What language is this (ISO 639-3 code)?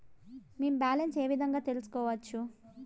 tel